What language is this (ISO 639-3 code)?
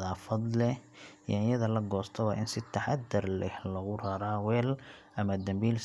som